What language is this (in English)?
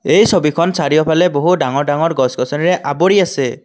Assamese